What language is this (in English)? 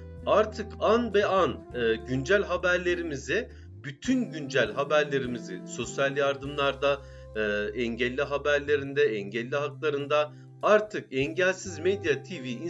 Turkish